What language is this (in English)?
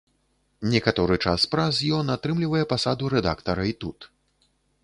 Belarusian